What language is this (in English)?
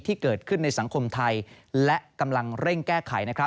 Thai